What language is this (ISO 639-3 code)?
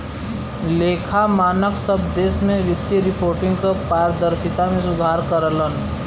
bho